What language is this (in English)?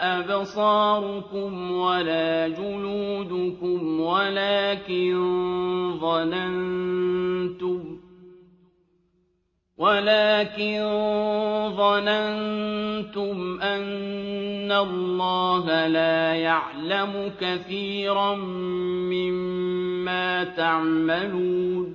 Arabic